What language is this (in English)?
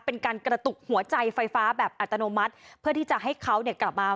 Thai